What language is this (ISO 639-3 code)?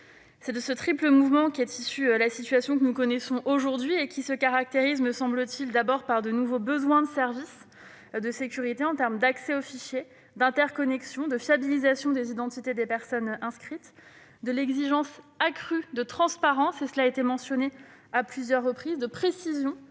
fra